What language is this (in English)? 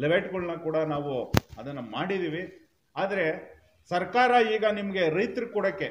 Kannada